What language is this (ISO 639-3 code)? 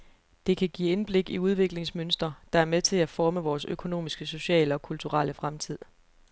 dan